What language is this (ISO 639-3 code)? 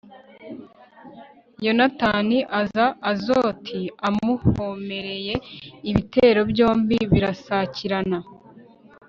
kin